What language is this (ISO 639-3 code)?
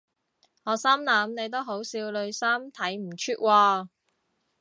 yue